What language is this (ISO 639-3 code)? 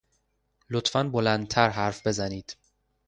fas